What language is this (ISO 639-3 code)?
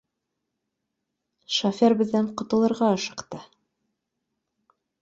bak